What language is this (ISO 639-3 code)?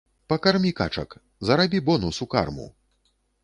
bel